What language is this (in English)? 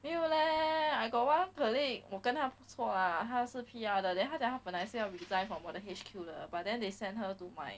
English